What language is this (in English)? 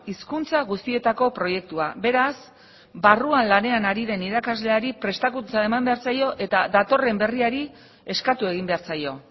Basque